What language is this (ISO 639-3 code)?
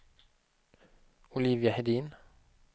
swe